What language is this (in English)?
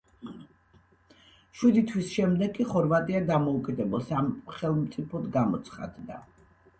Georgian